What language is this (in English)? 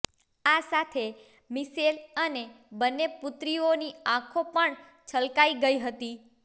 Gujarati